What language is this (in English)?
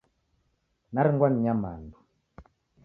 Taita